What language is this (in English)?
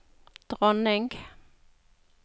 Norwegian